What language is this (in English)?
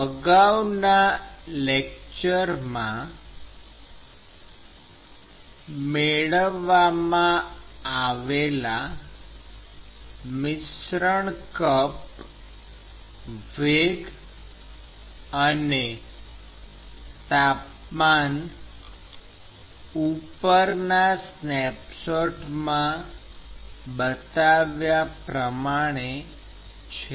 Gujarati